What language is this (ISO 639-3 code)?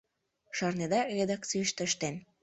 chm